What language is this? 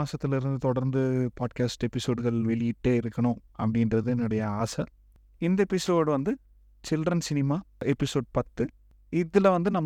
Tamil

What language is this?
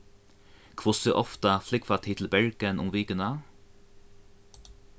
Faroese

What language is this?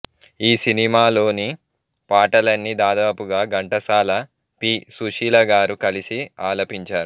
Telugu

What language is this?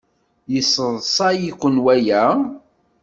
Kabyle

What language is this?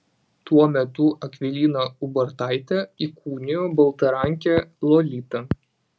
Lithuanian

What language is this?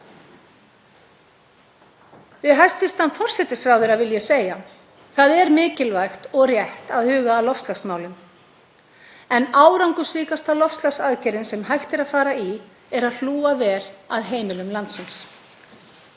Icelandic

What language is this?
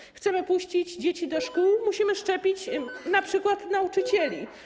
Polish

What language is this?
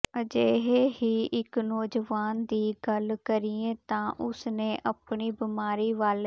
Punjabi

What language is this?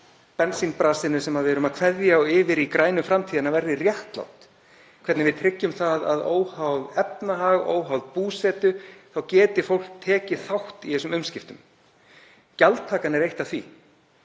Icelandic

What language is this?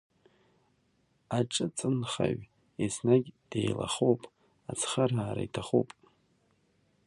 Abkhazian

